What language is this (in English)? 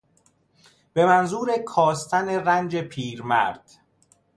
Persian